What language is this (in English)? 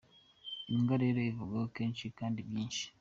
Kinyarwanda